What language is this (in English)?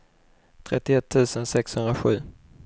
Swedish